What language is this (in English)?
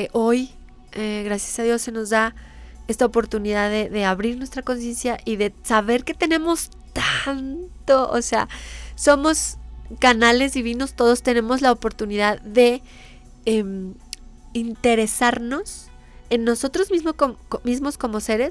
Spanish